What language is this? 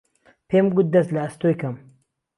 Central Kurdish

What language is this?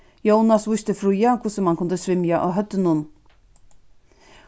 Faroese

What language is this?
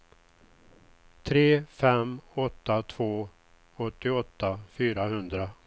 Swedish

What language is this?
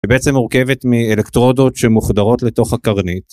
Hebrew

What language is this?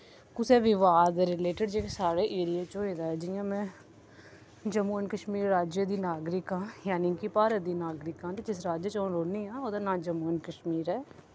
Dogri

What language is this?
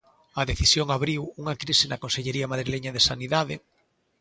Galician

